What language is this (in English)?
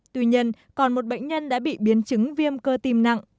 Vietnamese